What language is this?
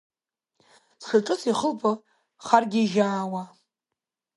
Abkhazian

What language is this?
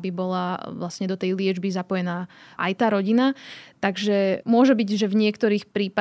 Slovak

